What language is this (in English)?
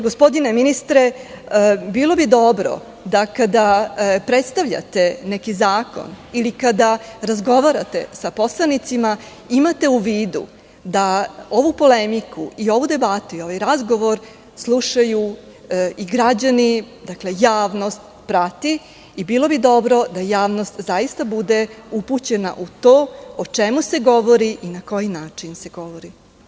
Serbian